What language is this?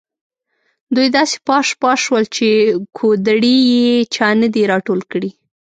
Pashto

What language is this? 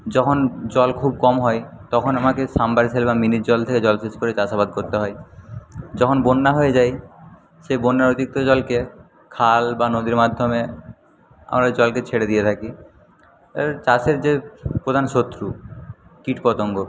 Bangla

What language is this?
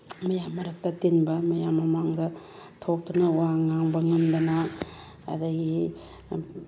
Manipuri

